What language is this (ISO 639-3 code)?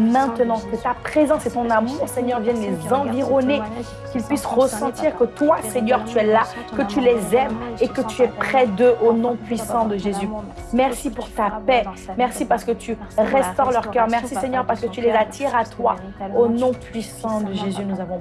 fra